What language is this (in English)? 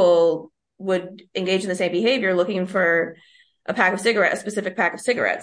English